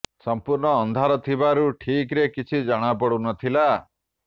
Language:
Odia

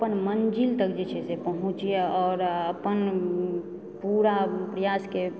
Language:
Maithili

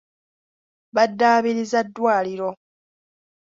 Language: Ganda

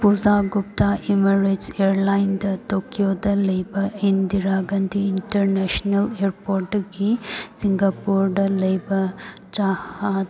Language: Manipuri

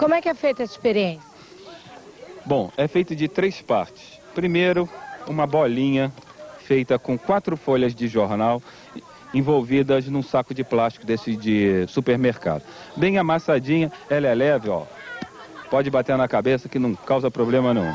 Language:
Portuguese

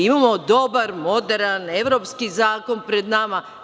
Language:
Serbian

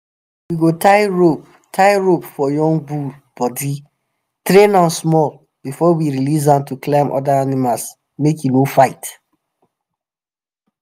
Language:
Nigerian Pidgin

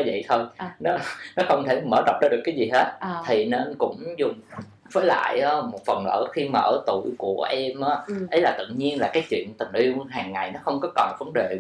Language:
Vietnamese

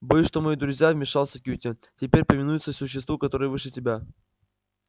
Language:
Russian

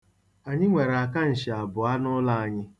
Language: Igbo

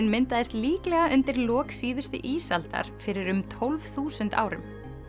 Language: Icelandic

